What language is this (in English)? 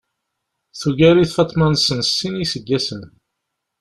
Kabyle